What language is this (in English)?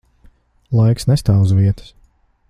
Latvian